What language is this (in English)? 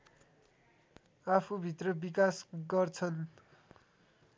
Nepali